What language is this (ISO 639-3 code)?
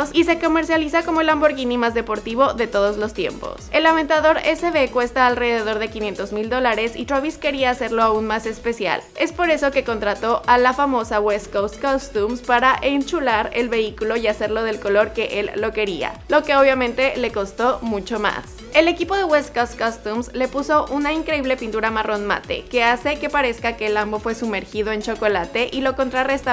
spa